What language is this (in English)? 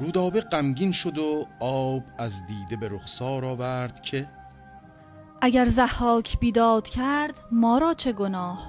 Persian